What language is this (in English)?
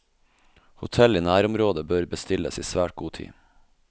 Norwegian